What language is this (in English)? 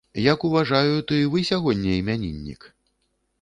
Belarusian